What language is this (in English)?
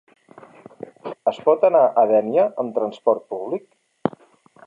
Catalan